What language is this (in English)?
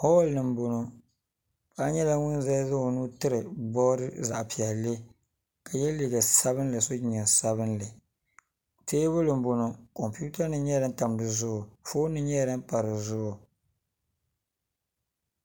Dagbani